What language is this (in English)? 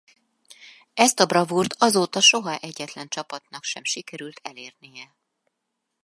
Hungarian